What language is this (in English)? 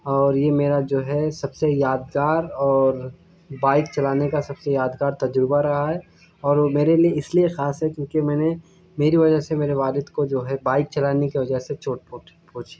Urdu